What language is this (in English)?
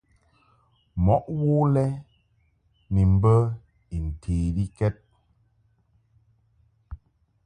Mungaka